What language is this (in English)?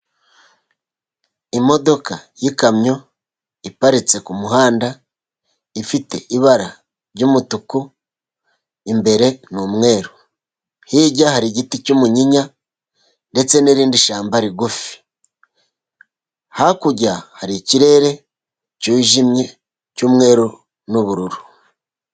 Kinyarwanda